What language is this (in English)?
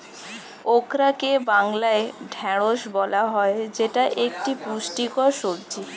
Bangla